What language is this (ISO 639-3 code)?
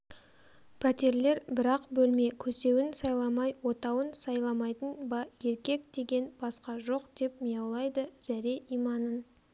kaz